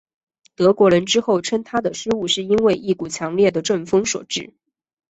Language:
Chinese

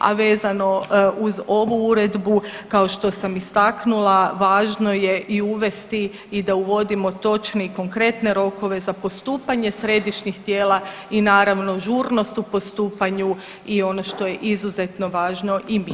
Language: Croatian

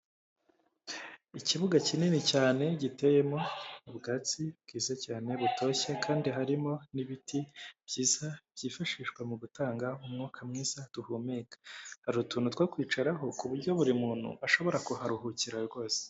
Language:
Kinyarwanda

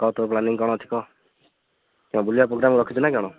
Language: Odia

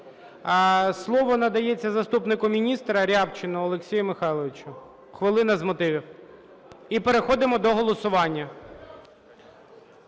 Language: Ukrainian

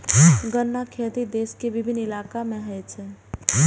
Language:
Maithili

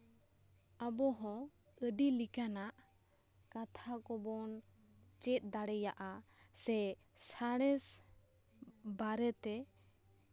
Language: Santali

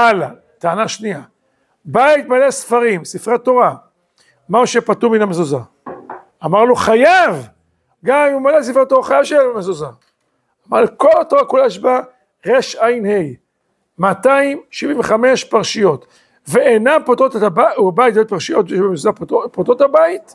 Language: Hebrew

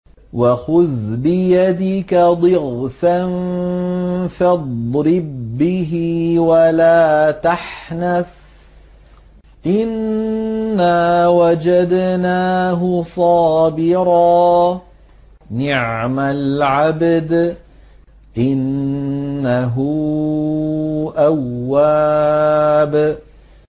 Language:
Arabic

